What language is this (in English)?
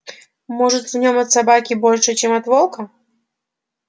Russian